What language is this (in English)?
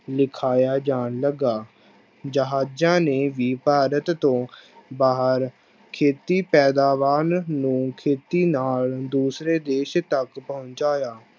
Punjabi